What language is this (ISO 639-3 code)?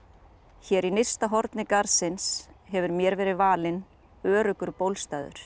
isl